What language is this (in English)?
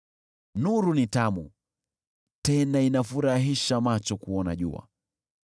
Swahili